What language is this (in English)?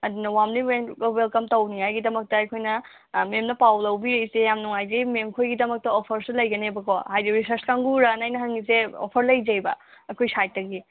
Manipuri